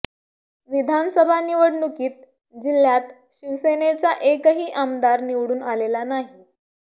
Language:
Marathi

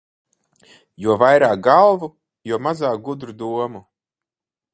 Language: Latvian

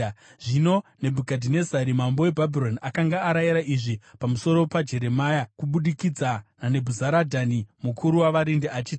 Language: Shona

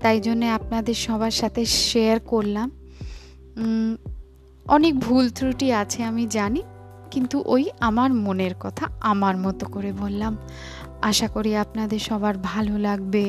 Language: Bangla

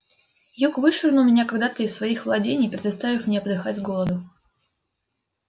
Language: Russian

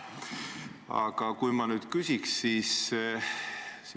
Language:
Estonian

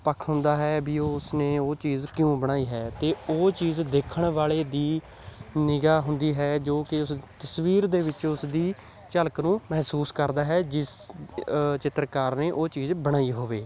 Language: Punjabi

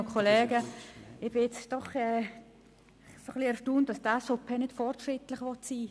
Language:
Swiss German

